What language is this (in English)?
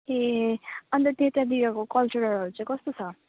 Nepali